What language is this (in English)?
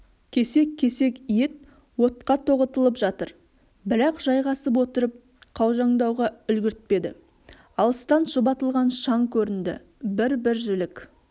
Kazakh